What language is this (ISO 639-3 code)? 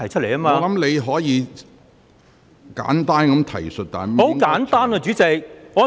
yue